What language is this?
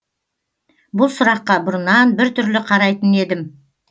Kazakh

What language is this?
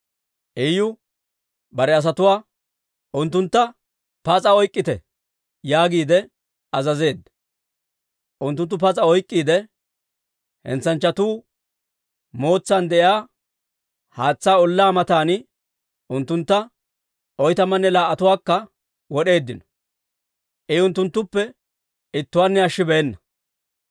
Dawro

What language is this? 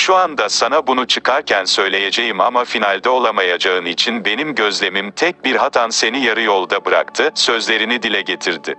Turkish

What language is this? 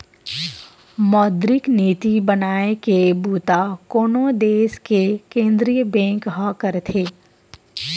Chhattisgarhi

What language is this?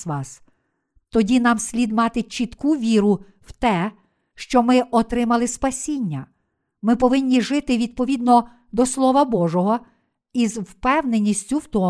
Ukrainian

